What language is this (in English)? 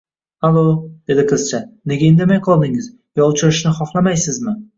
Uzbek